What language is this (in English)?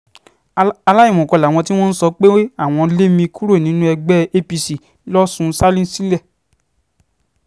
Yoruba